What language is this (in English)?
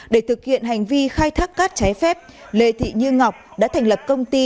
Vietnamese